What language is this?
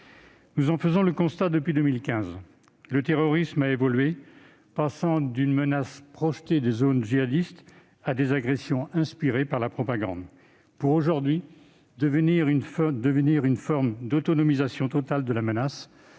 French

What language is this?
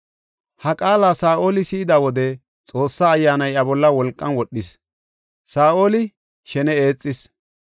Gofa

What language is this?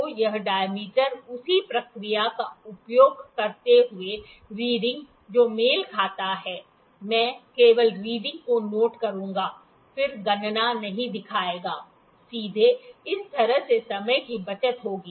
Hindi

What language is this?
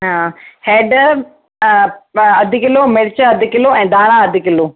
Sindhi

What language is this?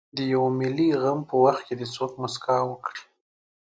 Pashto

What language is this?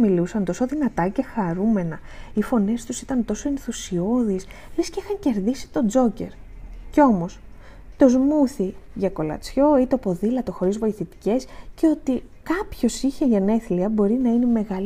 Greek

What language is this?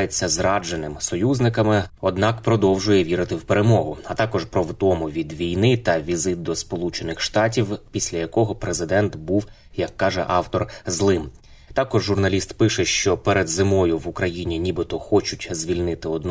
Ukrainian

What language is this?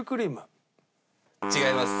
Japanese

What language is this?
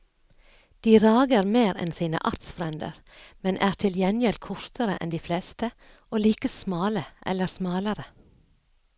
Norwegian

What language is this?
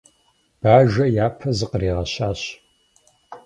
Kabardian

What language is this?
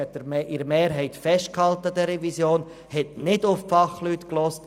Swiss German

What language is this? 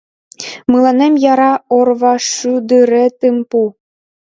Mari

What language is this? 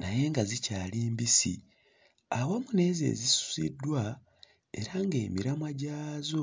Ganda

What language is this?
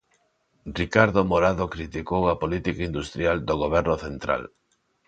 Galician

